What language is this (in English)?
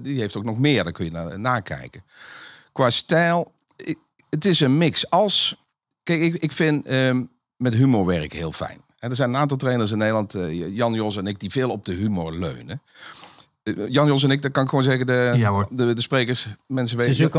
Dutch